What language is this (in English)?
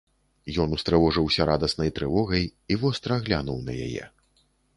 Belarusian